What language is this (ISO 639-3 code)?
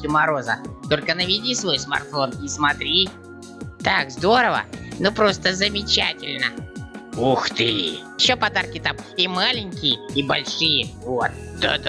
rus